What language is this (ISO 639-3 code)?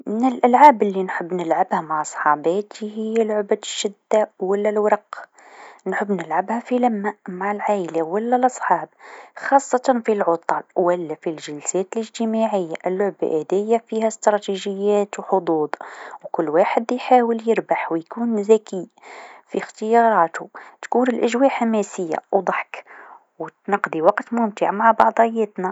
aeb